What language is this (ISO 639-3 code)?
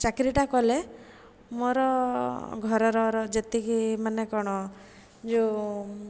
ori